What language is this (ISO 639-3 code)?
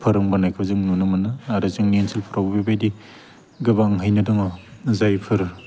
brx